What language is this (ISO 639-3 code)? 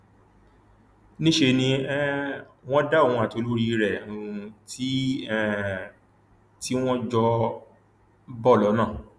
yor